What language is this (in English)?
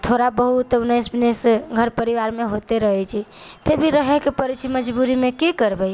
Maithili